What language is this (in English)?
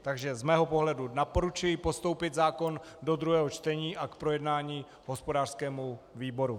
Czech